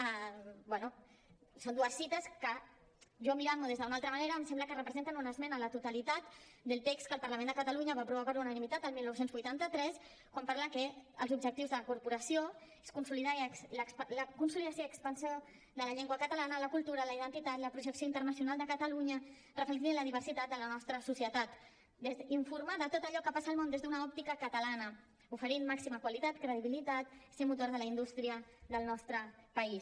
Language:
Catalan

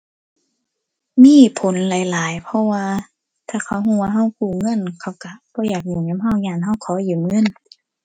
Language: Thai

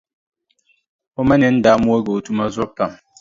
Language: Dagbani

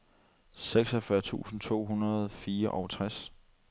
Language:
Danish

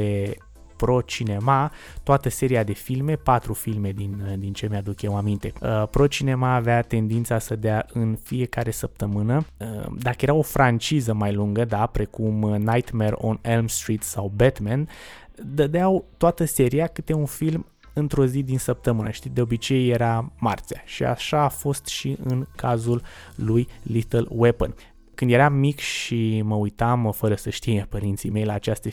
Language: Romanian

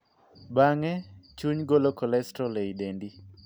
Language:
Luo (Kenya and Tanzania)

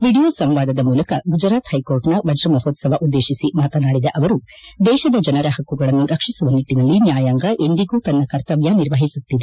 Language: Kannada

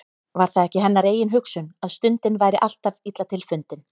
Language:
Icelandic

